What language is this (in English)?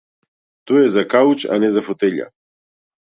Macedonian